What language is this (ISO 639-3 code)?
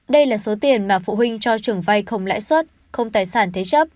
vie